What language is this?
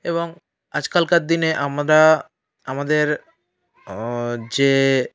Bangla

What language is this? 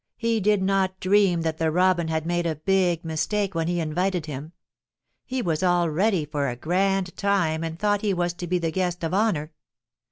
English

